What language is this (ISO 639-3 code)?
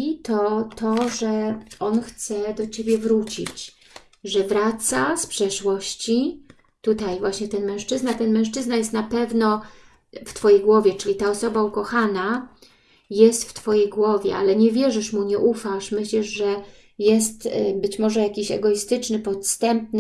pol